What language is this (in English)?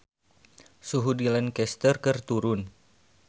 Sundanese